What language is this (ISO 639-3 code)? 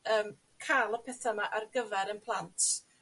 cym